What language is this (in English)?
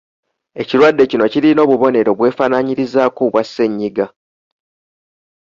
Ganda